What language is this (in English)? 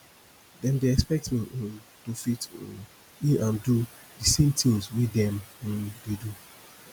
Nigerian Pidgin